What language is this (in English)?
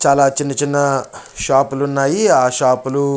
Telugu